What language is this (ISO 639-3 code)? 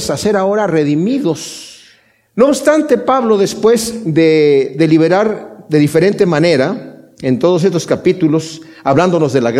spa